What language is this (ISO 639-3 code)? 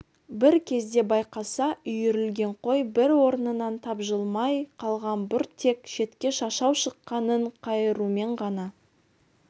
kaz